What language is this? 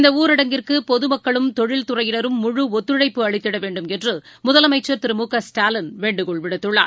Tamil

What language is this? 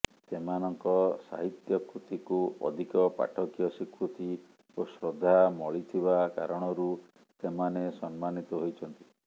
Odia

